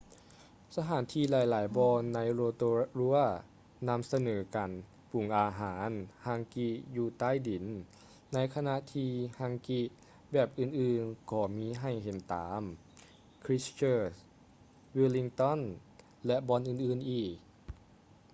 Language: Lao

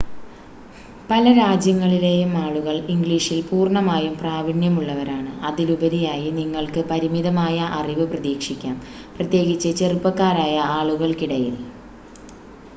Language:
Malayalam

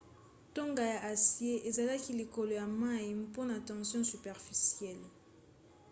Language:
Lingala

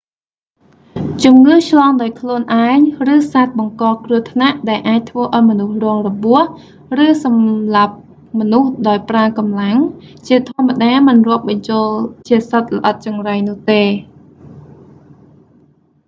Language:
Khmer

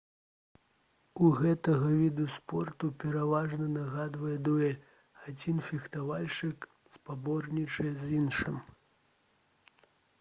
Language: Belarusian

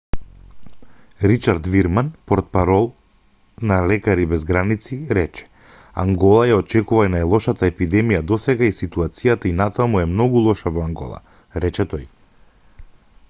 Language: Macedonian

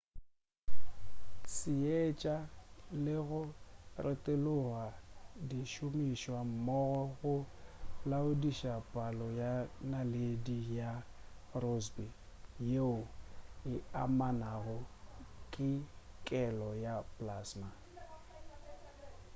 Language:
Northern Sotho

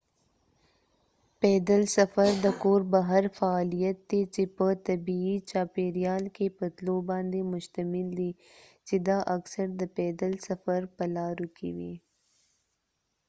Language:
Pashto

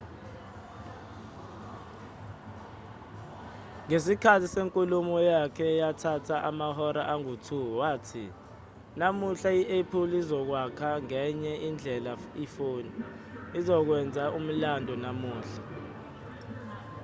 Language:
Zulu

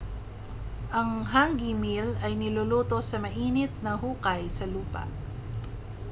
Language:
Filipino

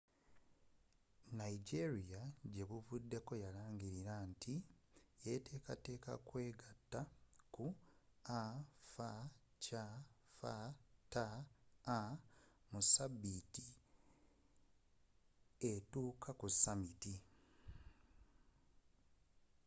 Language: Ganda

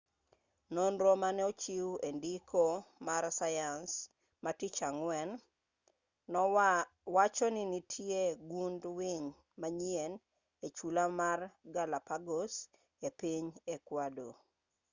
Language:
Luo (Kenya and Tanzania)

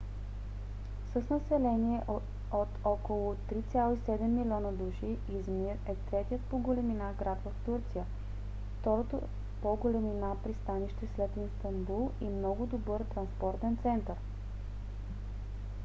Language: Bulgarian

